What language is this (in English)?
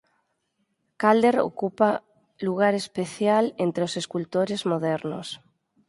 Galician